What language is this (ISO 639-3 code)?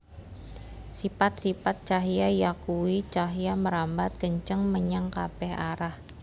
jav